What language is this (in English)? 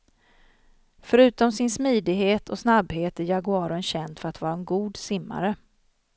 Swedish